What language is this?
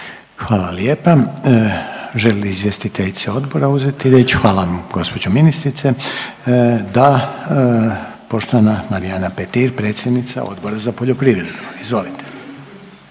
Croatian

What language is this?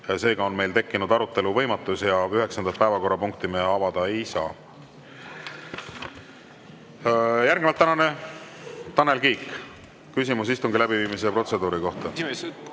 Estonian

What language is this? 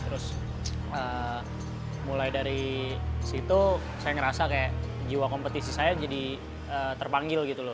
Indonesian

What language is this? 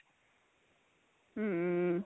Punjabi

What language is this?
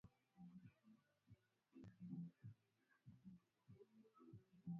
Swahili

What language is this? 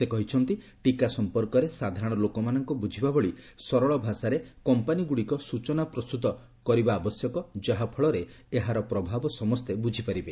Odia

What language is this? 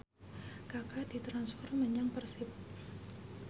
Javanese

